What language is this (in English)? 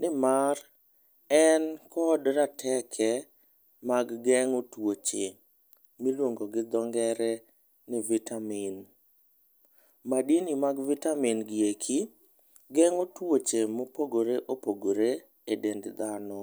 Luo (Kenya and Tanzania)